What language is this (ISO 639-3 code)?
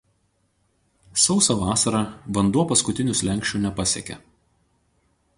lit